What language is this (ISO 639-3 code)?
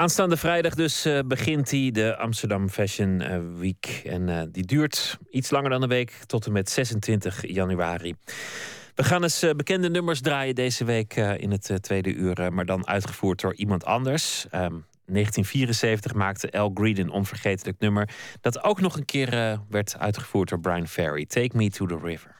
nld